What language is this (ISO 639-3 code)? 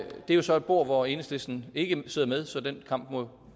dan